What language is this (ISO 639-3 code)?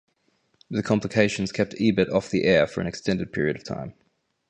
eng